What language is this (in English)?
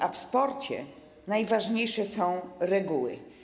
Polish